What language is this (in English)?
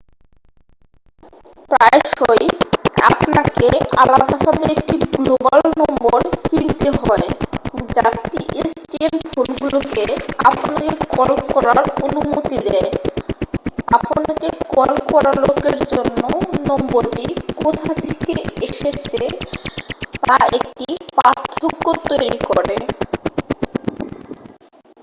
Bangla